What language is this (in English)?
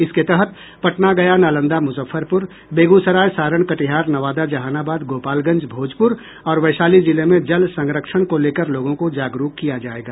Hindi